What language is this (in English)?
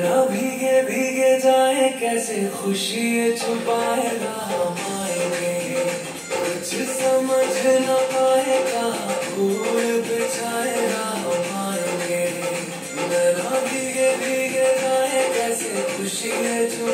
Romanian